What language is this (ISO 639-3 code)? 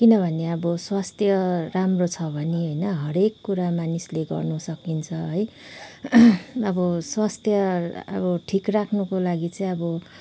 nep